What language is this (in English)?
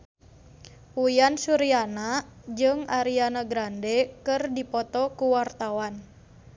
Sundanese